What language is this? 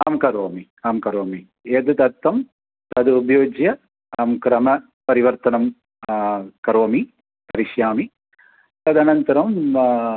Sanskrit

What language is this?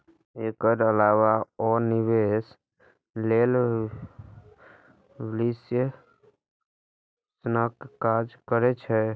Maithili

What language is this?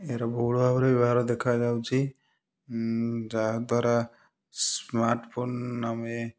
Odia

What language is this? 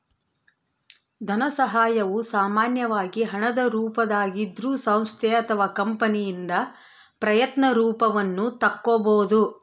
Kannada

